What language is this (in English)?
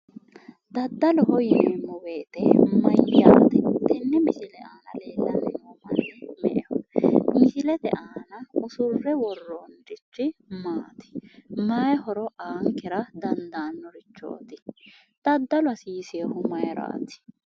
Sidamo